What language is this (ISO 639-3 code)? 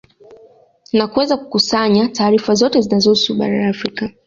swa